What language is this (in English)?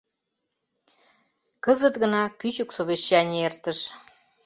Mari